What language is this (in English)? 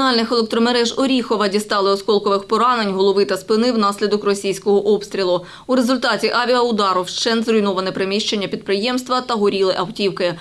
Ukrainian